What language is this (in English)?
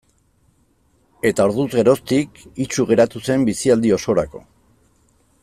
Basque